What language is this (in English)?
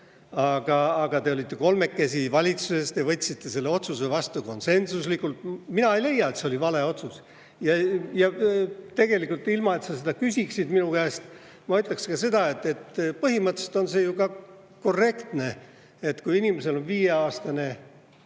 Estonian